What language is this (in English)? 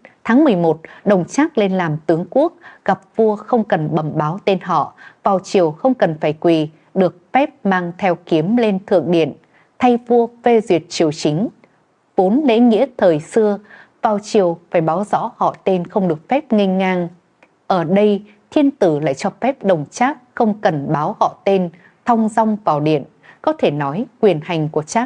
Vietnamese